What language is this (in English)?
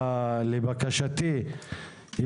Hebrew